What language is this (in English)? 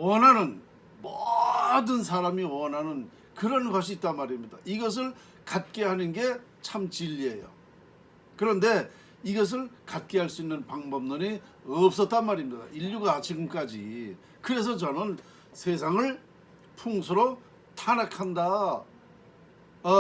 Korean